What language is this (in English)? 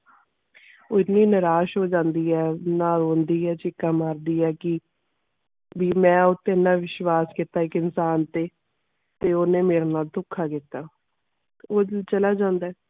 Punjabi